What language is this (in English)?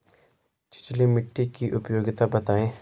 Hindi